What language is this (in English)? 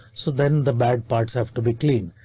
English